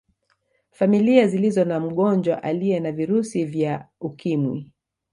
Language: Swahili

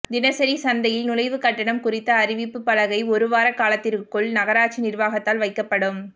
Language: Tamil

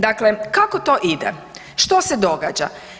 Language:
Croatian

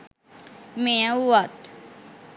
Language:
Sinhala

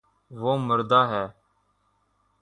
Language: Urdu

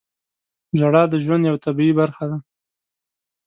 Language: Pashto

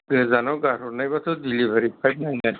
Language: Bodo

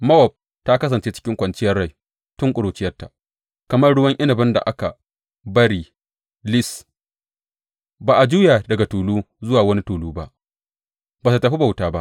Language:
Hausa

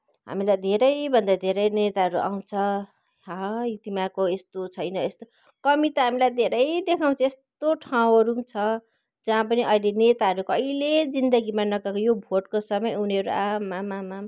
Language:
Nepali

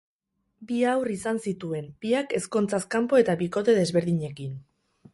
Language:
Basque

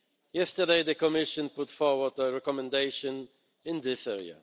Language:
English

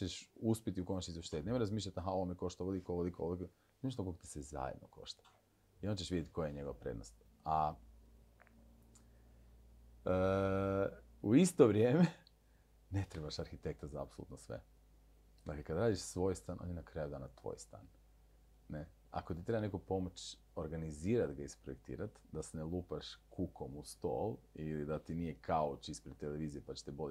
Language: Croatian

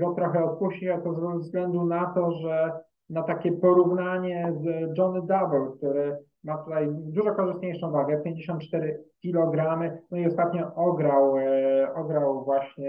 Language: Polish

